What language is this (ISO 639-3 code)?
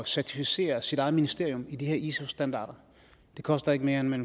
dan